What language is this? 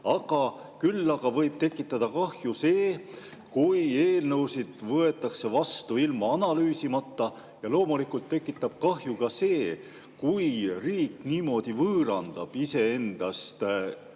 Estonian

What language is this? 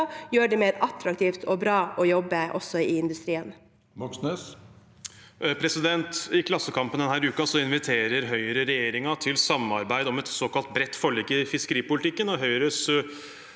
Norwegian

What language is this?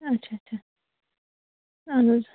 Kashmiri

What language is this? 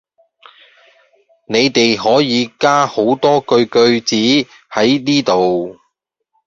Cantonese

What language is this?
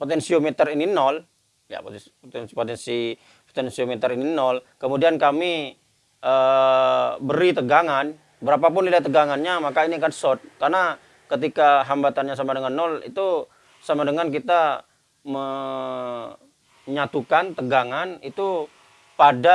Indonesian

